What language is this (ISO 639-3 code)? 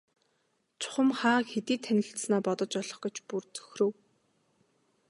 mon